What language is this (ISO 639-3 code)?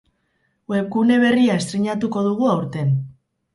eus